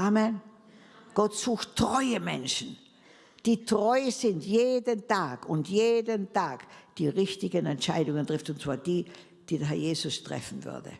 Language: German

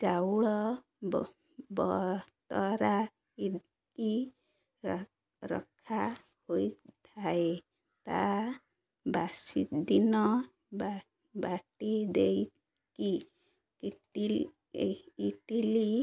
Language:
Odia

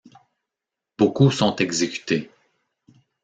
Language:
French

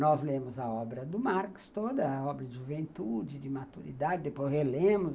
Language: Portuguese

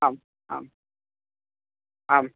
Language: Sanskrit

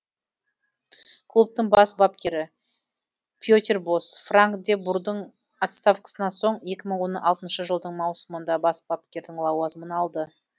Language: Kazakh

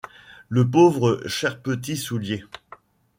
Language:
French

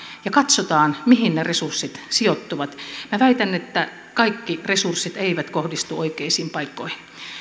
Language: Finnish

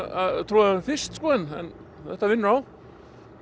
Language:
Icelandic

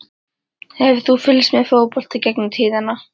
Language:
Icelandic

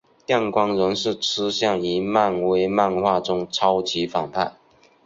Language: Chinese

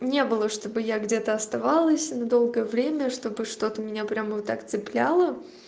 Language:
Russian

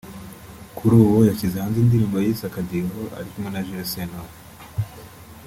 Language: Kinyarwanda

